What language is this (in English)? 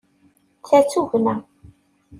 Kabyle